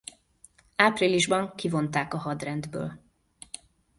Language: Hungarian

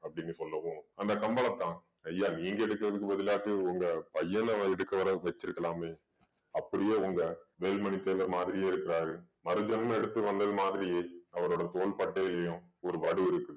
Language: Tamil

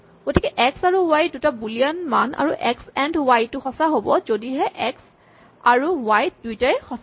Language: Assamese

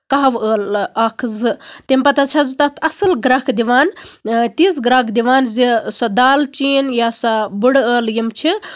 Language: Kashmiri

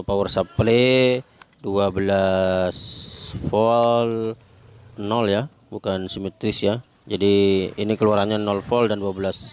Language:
Indonesian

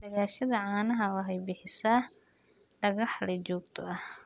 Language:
Somali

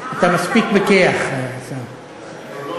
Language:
Hebrew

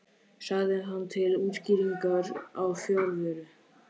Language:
Icelandic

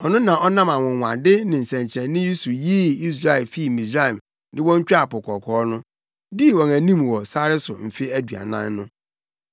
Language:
Akan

